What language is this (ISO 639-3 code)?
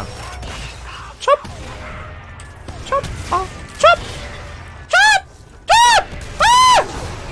kor